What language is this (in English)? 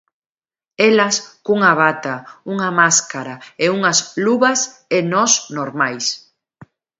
Galician